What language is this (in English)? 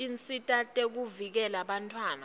Swati